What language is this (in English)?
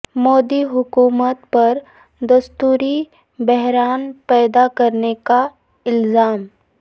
Urdu